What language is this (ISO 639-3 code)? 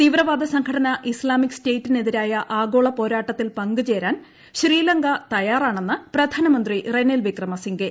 mal